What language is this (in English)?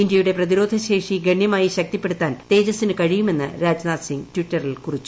Malayalam